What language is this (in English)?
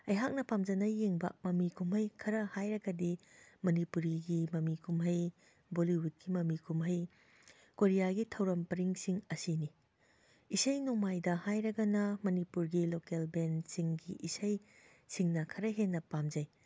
Manipuri